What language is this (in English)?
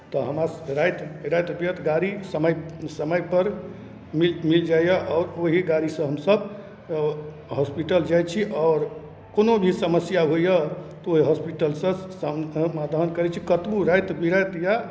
Maithili